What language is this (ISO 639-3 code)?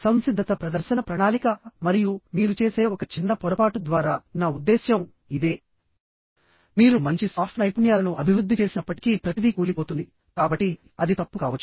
tel